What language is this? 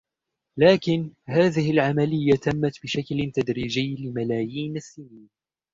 Arabic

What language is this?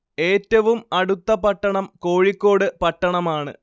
Malayalam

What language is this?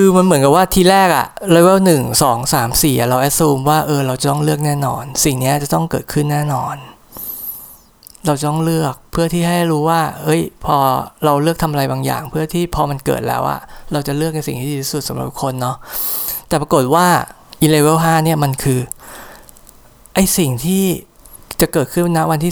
Thai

